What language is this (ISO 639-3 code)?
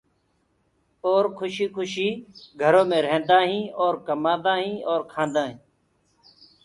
ggg